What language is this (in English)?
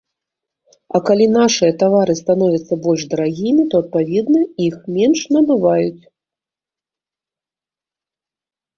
Belarusian